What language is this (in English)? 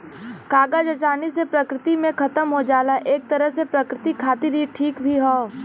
Bhojpuri